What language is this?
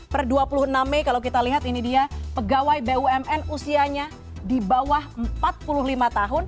Indonesian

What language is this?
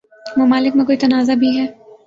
Urdu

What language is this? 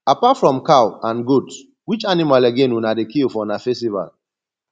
Nigerian Pidgin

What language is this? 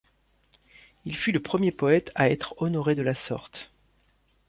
French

